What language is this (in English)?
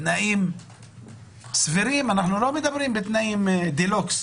Hebrew